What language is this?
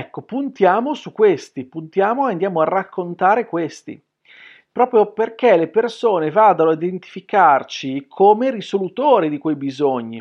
Italian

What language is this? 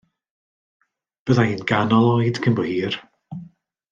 Welsh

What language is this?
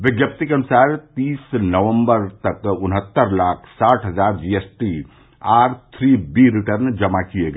Hindi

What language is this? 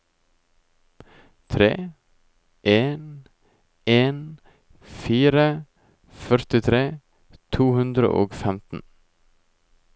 Norwegian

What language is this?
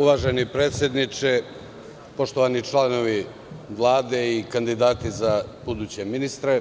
Serbian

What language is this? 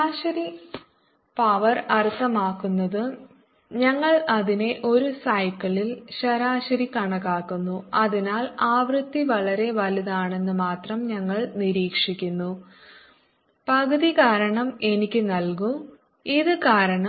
Malayalam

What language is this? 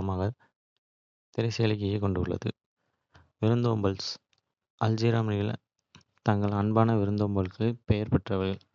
Kota (India)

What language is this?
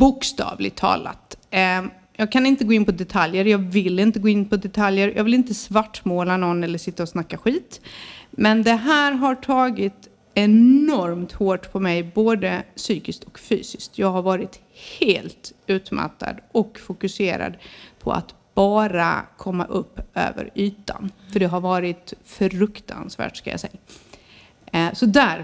Swedish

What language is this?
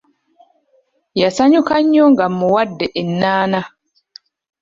Ganda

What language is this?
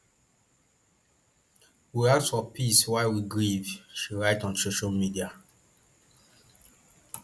Nigerian Pidgin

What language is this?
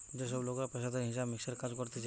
Bangla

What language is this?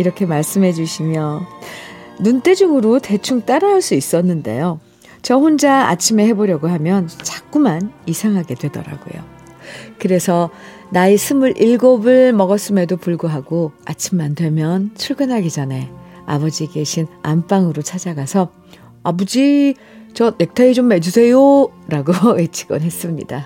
Korean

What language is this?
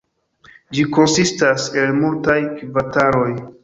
Esperanto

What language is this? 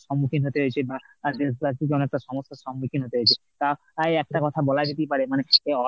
Bangla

